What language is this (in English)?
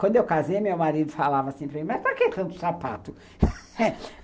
Portuguese